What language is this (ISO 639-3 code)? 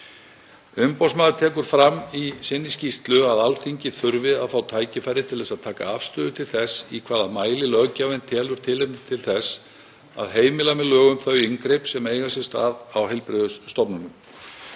isl